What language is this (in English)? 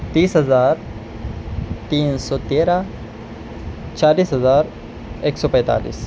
Urdu